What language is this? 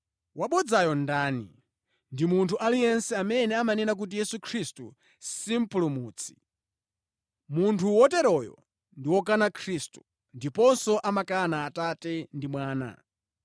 Nyanja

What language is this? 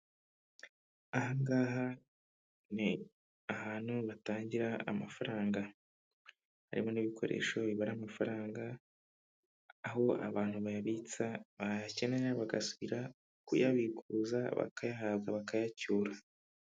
Kinyarwanda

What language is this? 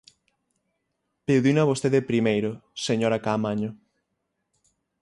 Galician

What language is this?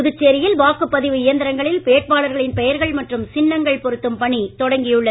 Tamil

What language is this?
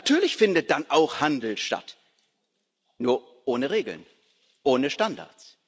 German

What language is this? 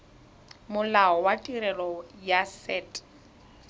Tswana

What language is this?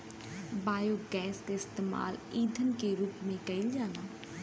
Bhojpuri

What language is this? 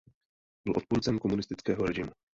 Czech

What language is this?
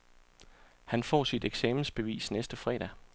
Danish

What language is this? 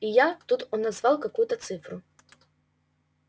Russian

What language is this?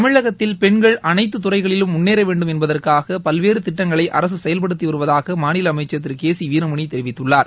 Tamil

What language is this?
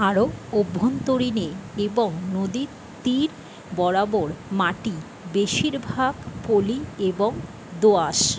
Bangla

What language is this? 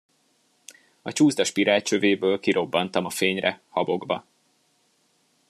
Hungarian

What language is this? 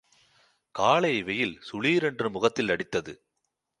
Tamil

